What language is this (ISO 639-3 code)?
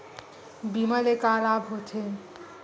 hne